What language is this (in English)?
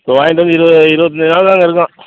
Tamil